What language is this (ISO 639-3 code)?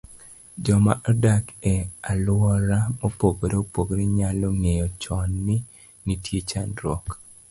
luo